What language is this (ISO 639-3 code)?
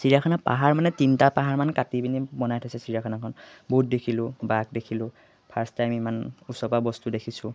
asm